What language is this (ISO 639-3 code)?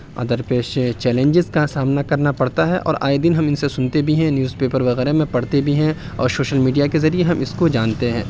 urd